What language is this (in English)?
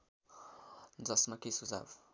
Nepali